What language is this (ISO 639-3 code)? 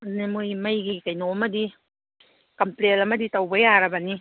mni